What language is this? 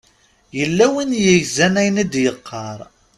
Kabyle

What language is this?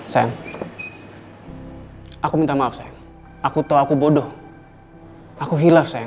Indonesian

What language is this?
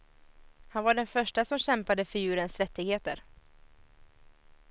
Swedish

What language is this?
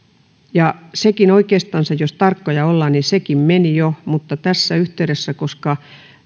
Finnish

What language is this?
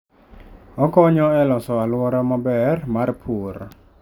Luo (Kenya and Tanzania)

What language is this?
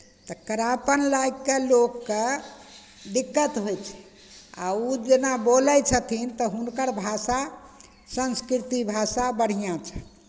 Maithili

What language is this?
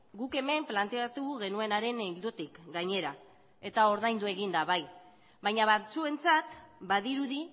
Basque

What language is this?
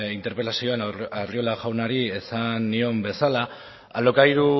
Basque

